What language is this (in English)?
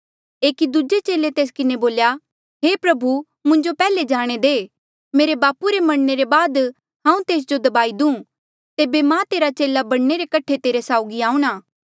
Mandeali